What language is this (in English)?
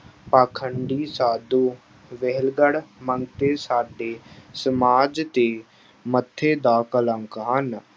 Punjabi